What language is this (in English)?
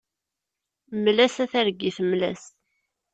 Kabyle